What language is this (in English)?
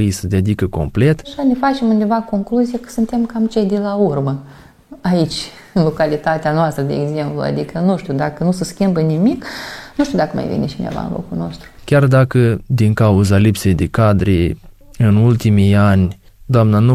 Romanian